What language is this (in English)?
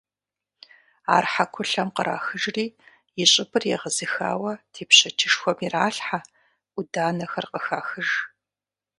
Kabardian